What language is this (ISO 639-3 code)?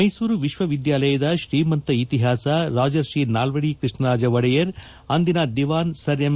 kan